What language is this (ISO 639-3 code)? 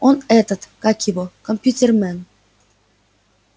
rus